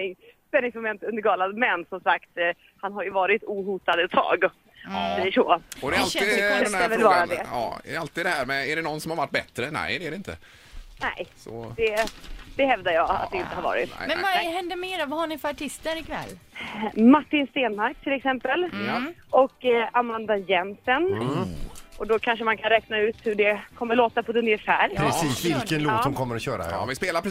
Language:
Swedish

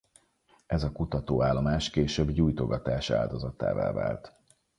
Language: Hungarian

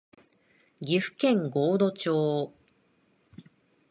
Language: Japanese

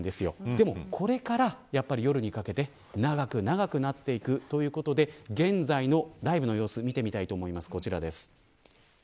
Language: Japanese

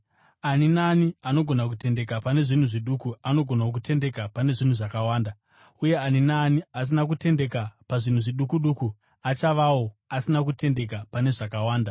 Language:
Shona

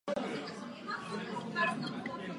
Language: Czech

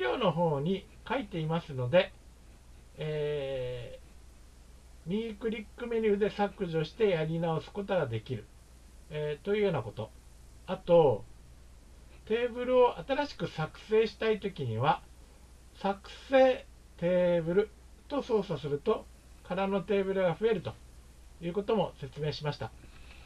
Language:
Japanese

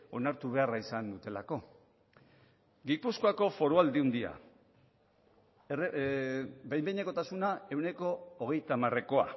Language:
Basque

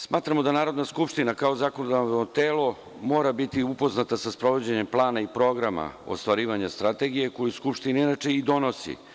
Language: Serbian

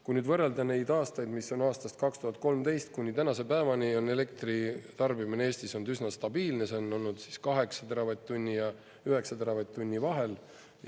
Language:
Estonian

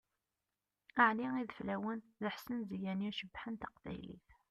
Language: Kabyle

